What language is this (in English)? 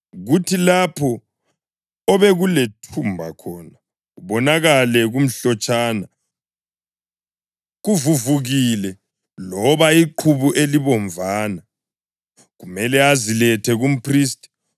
North Ndebele